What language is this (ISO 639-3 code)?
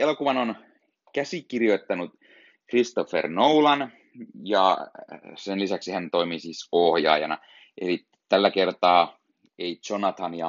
fin